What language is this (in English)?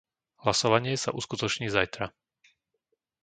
Slovak